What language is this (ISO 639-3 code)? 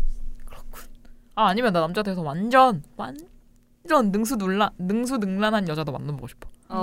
kor